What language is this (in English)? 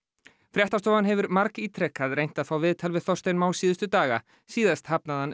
Icelandic